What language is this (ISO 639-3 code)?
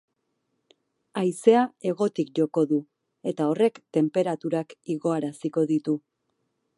eus